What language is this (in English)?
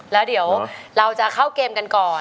Thai